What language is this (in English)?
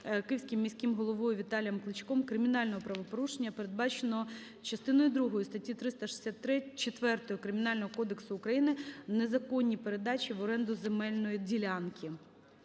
Ukrainian